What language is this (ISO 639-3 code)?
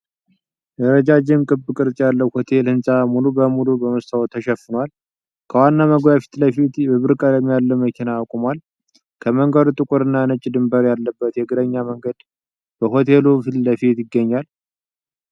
amh